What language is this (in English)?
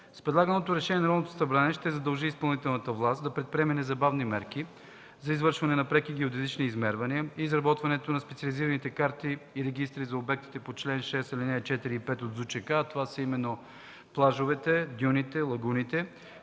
Bulgarian